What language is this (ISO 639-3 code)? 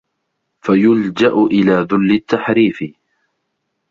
ara